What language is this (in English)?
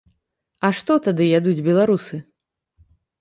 Belarusian